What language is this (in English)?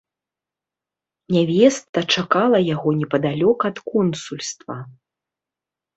Belarusian